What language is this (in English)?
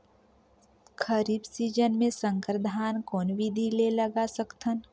Chhattisgarhi